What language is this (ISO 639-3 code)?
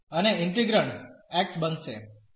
guj